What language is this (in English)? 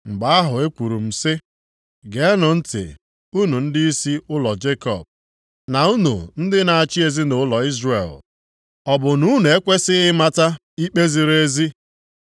Igbo